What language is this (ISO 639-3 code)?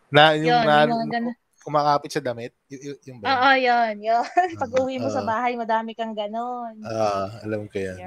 fil